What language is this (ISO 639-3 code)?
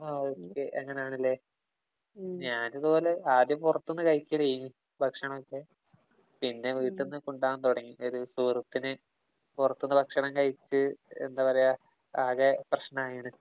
mal